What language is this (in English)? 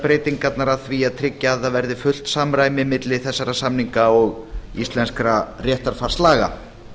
Icelandic